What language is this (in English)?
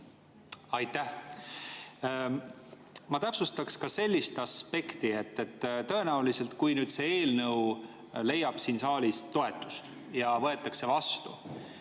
Estonian